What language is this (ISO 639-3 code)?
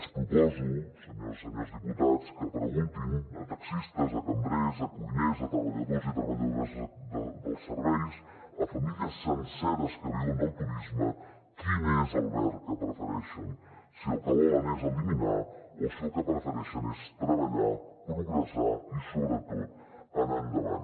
cat